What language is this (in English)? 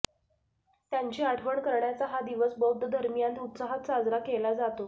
Marathi